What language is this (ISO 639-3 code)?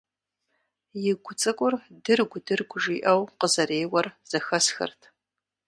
kbd